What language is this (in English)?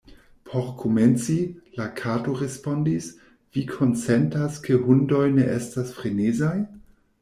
Esperanto